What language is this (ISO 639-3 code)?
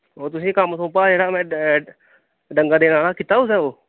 doi